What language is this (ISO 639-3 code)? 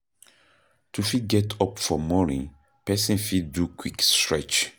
pcm